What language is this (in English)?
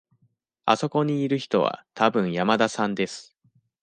Japanese